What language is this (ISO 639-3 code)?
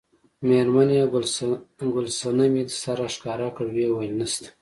pus